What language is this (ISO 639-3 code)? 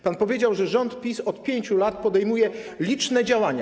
pol